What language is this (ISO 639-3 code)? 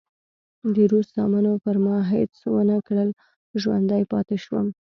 pus